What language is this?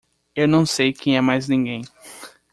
Portuguese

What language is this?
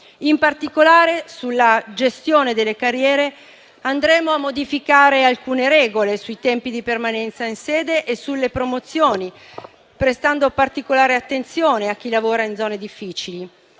Italian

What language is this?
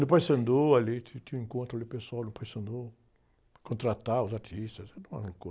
Portuguese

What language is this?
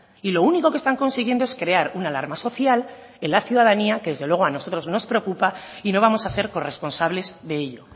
Spanish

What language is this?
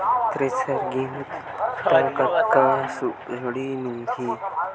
Chhattisgarhi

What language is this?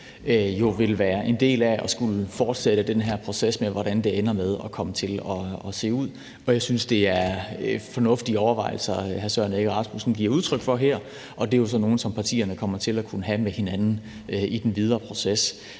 Danish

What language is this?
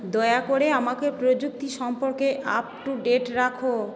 Bangla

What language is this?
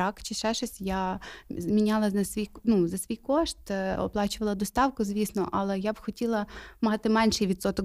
Ukrainian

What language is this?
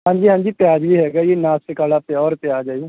Punjabi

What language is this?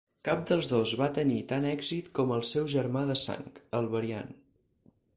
Catalan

